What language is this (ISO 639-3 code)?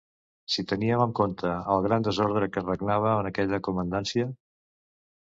cat